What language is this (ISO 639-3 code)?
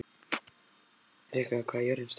isl